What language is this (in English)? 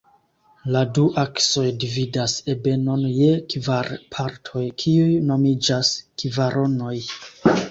Esperanto